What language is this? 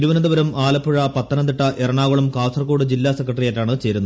Malayalam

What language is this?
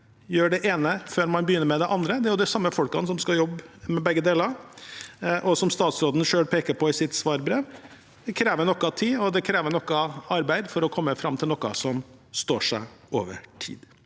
Norwegian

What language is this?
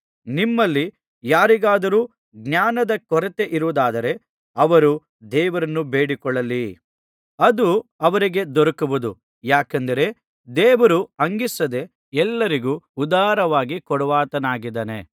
Kannada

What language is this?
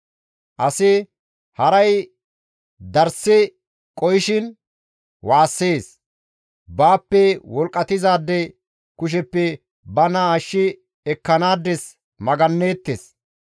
Gamo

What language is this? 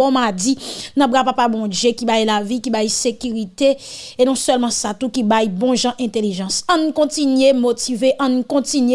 French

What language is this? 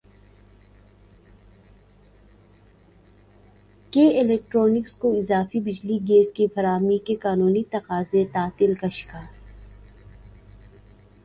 Urdu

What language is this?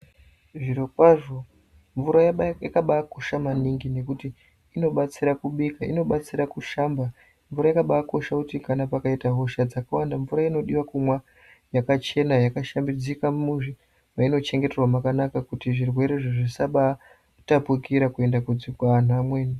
Ndau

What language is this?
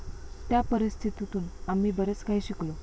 Marathi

